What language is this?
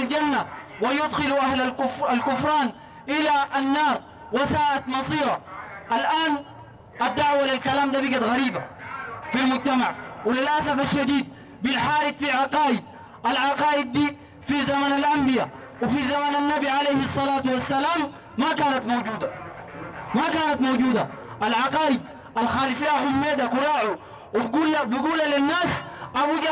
Arabic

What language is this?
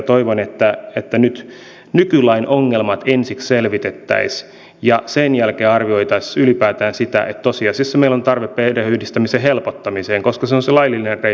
Finnish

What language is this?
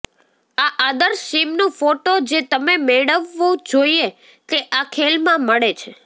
Gujarati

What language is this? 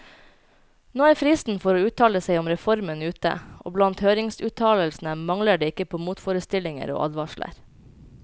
Norwegian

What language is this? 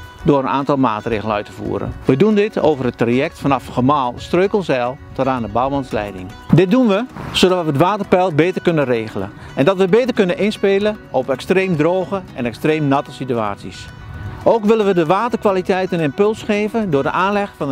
Dutch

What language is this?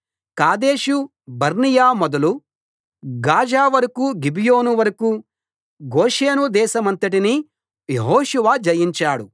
Telugu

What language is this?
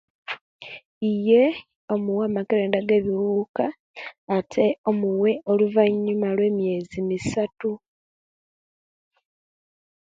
Kenyi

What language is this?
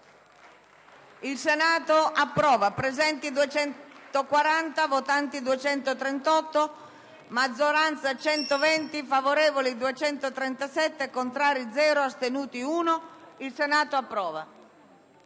Italian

